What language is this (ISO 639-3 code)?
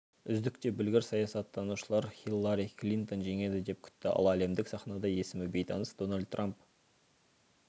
kaz